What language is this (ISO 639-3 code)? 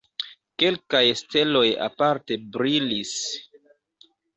epo